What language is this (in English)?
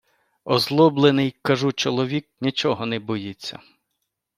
Ukrainian